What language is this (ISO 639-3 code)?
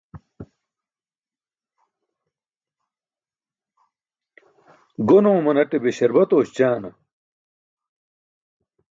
bsk